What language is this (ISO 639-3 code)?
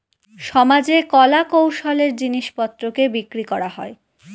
ben